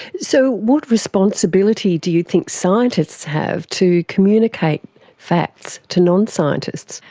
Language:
English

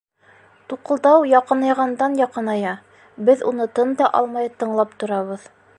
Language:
Bashkir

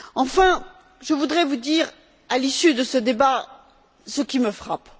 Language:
French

